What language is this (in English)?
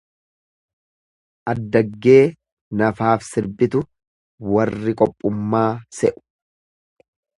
Oromo